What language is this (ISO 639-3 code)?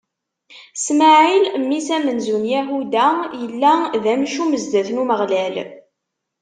kab